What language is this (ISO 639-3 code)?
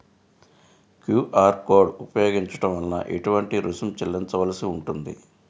tel